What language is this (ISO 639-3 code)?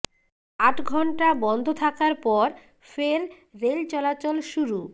ben